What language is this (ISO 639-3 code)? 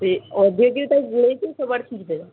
ori